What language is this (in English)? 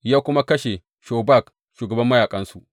Hausa